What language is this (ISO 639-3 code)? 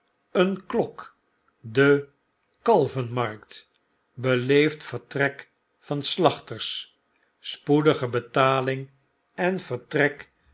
nld